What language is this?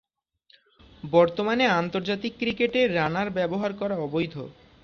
Bangla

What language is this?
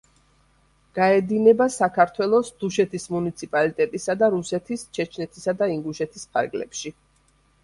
Georgian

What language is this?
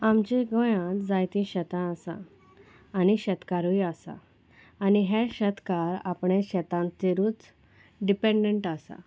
Konkani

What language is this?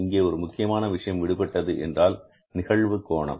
Tamil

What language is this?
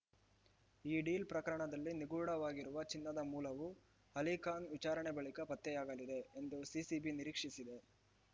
Kannada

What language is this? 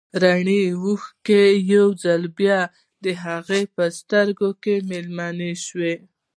Pashto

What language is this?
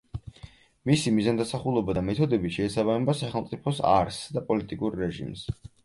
Georgian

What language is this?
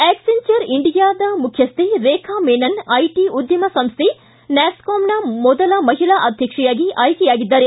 Kannada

